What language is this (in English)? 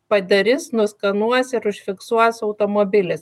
Lithuanian